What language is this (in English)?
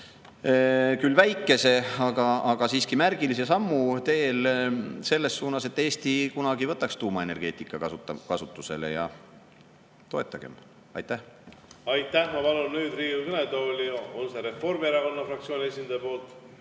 Estonian